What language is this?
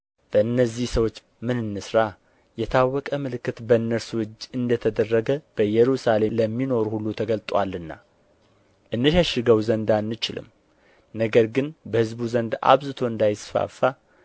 Amharic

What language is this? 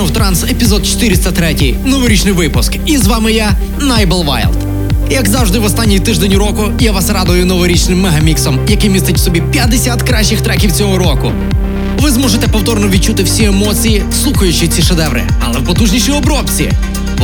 Ukrainian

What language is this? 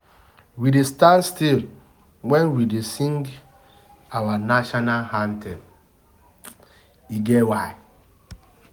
Nigerian Pidgin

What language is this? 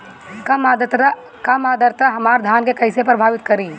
Bhojpuri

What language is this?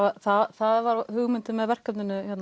Icelandic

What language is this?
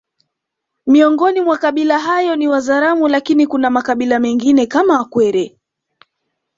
Swahili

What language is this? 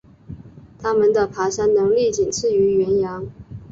Chinese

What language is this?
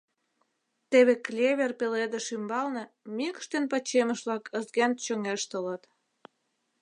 Mari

